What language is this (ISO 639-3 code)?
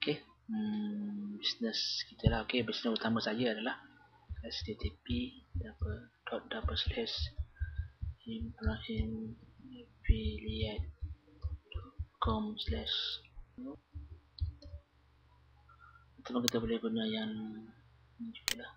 msa